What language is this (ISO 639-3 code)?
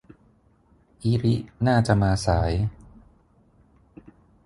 tha